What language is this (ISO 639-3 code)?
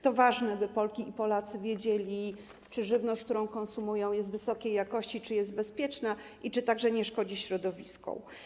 pol